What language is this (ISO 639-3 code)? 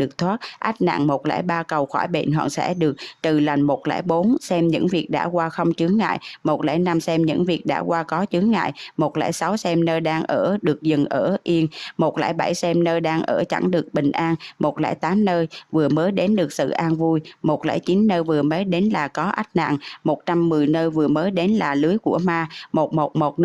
vie